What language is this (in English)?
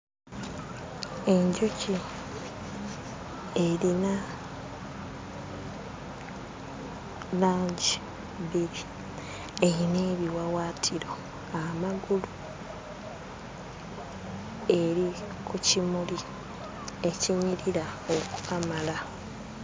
Ganda